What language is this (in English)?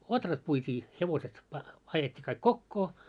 Finnish